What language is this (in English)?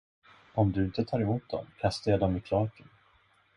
Swedish